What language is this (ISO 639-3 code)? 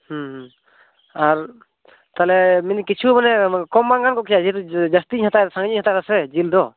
sat